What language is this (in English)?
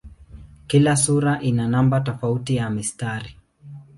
Swahili